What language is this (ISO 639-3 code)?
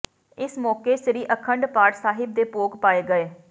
pan